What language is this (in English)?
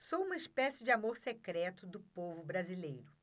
Portuguese